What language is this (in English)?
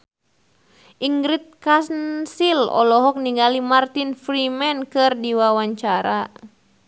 Sundanese